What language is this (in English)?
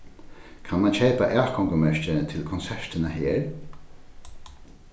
Faroese